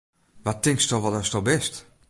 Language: Western Frisian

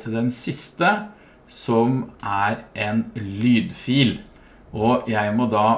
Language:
Norwegian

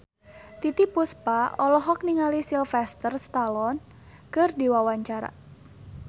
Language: Sundanese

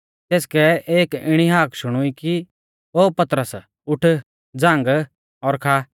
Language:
Mahasu Pahari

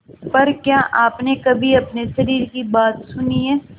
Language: Hindi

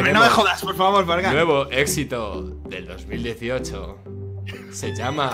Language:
Spanish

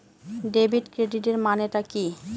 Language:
Bangla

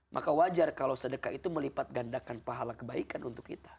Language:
Indonesian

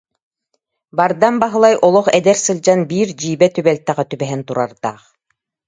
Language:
Yakut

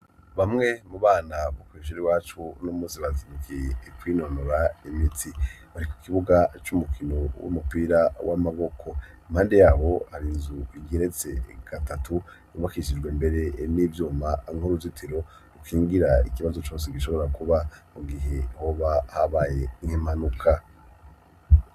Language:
Rundi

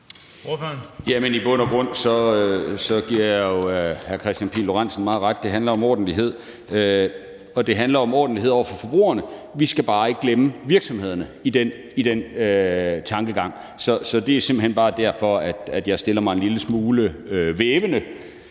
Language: Danish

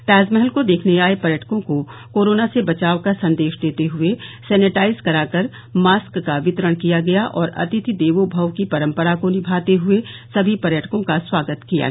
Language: Hindi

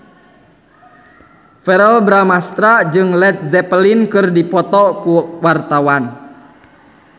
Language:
Sundanese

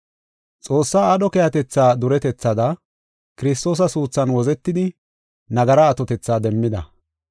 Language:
Gofa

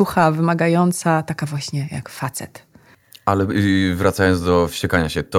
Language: Polish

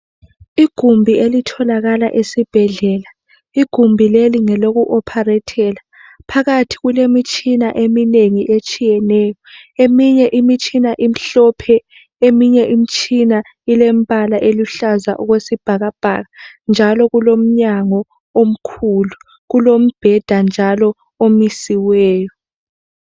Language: North Ndebele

